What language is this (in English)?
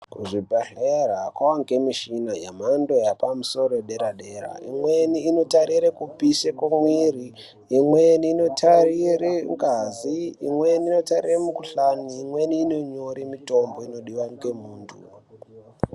Ndau